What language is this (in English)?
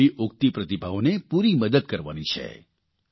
Gujarati